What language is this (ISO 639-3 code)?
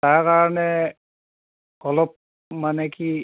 asm